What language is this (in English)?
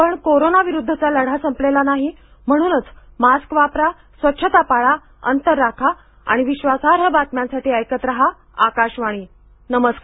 Marathi